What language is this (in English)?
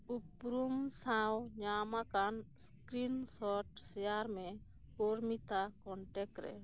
Santali